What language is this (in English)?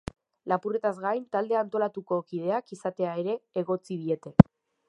Basque